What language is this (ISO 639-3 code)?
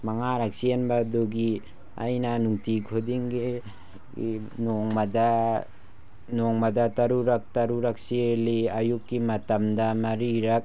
mni